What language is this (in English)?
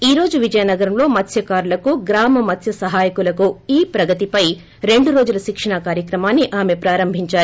Telugu